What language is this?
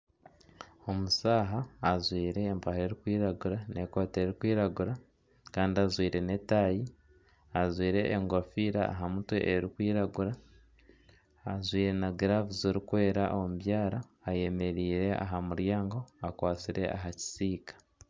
Nyankole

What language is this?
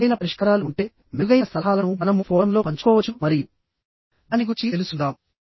Telugu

